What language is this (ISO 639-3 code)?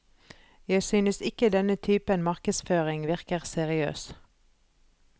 nor